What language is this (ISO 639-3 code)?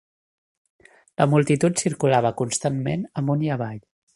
cat